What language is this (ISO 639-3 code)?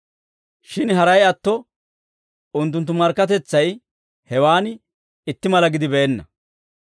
dwr